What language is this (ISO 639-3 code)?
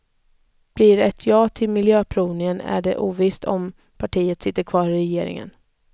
swe